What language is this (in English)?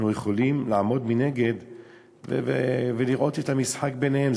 Hebrew